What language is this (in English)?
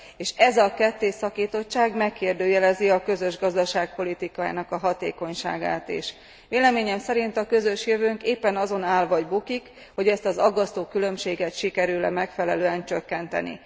Hungarian